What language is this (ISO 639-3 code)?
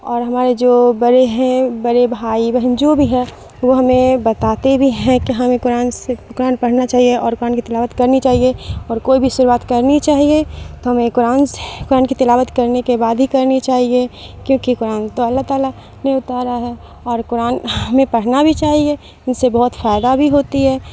urd